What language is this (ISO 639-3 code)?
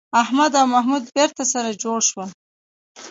pus